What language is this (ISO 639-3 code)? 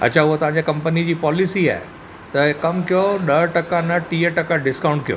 snd